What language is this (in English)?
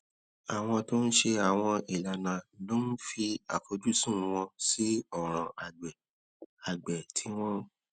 Yoruba